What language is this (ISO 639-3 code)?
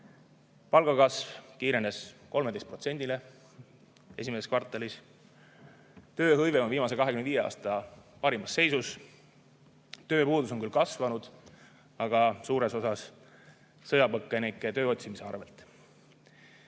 est